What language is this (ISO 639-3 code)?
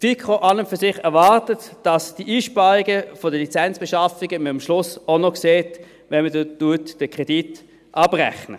gsw